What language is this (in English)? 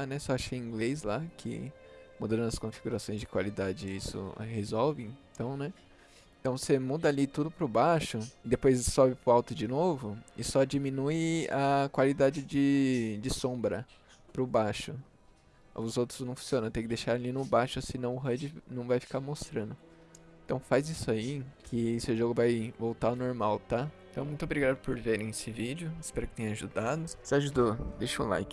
Portuguese